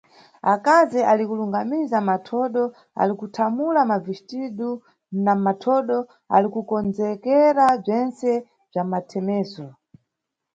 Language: Nyungwe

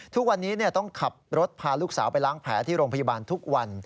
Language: Thai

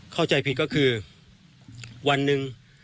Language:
Thai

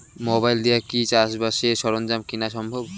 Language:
Bangla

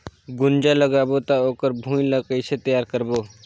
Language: Chhattisgarhi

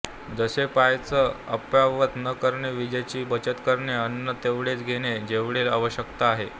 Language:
Marathi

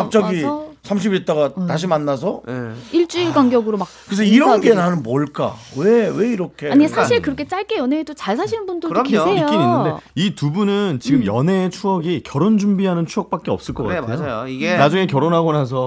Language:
Korean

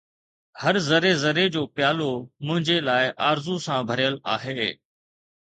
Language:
Sindhi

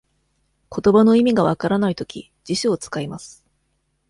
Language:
Japanese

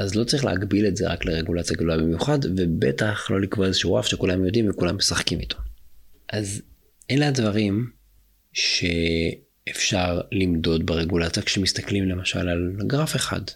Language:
Hebrew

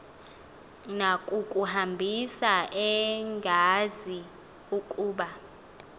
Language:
Xhosa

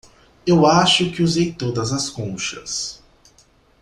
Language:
Portuguese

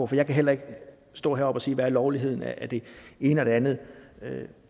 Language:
Danish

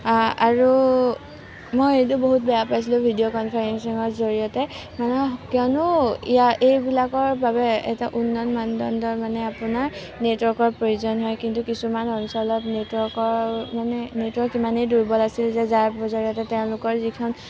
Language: Assamese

